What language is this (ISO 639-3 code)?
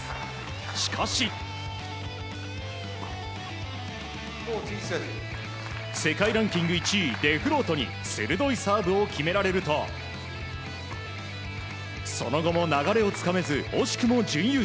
jpn